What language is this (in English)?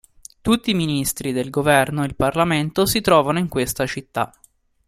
Italian